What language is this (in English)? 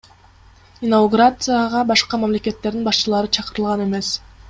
Kyrgyz